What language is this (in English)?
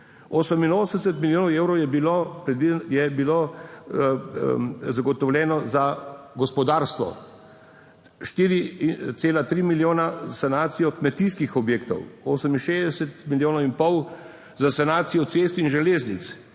Slovenian